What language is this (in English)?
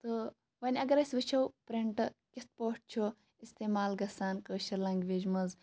Kashmiri